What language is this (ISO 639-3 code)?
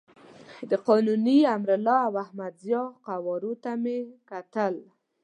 pus